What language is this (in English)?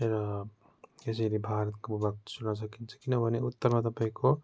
Nepali